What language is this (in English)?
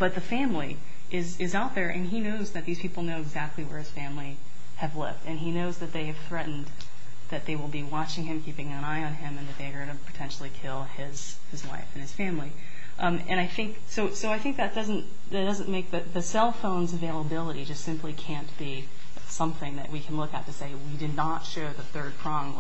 English